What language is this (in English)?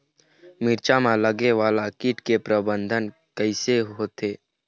Chhattisgarhi